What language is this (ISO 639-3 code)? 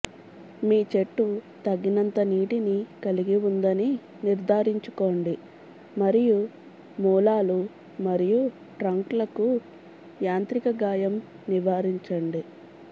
tel